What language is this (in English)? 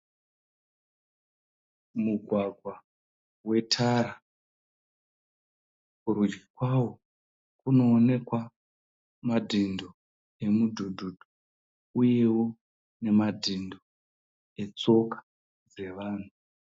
Shona